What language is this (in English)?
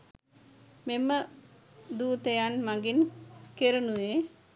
Sinhala